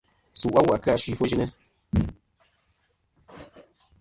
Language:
Kom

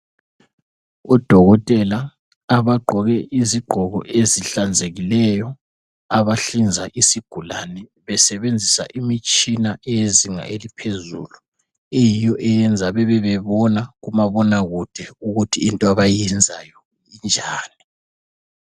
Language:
North Ndebele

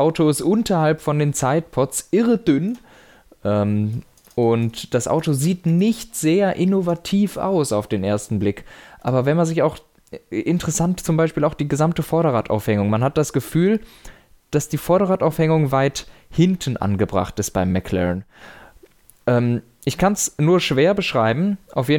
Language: German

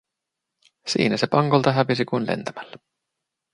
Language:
Finnish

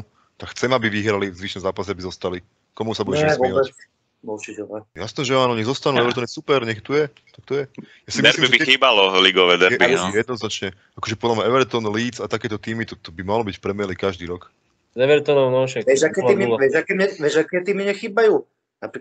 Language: Slovak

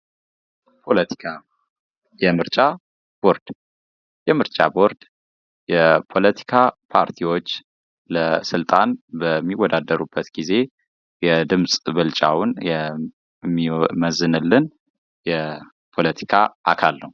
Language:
Amharic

